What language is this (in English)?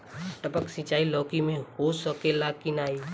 Bhojpuri